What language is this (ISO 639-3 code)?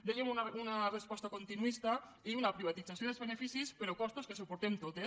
cat